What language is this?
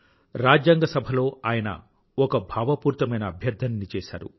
Telugu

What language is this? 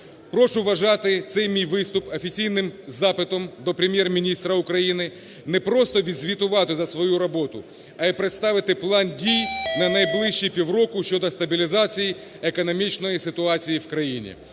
Ukrainian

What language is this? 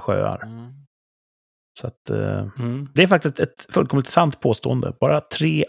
Swedish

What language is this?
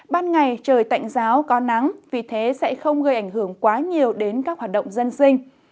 Vietnamese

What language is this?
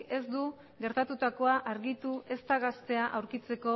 Basque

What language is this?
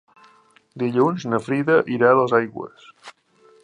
Catalan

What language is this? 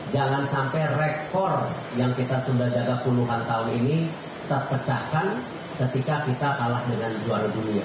Indonesian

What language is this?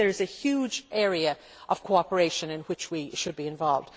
English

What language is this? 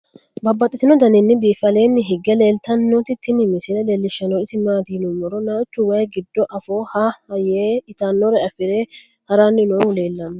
Sidamo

